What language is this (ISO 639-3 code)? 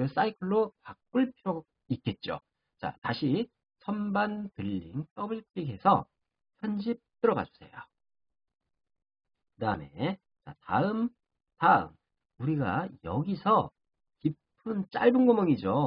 kor